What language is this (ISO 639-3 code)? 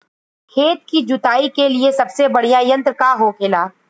bho